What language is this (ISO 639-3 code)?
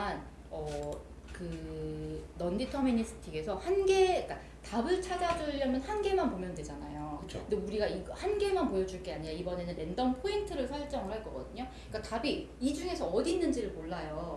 kor